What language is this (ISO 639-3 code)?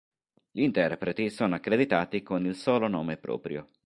ita